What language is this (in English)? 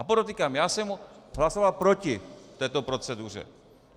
Czech